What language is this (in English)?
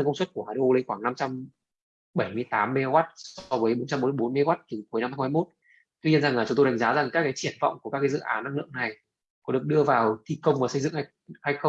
Vietnamese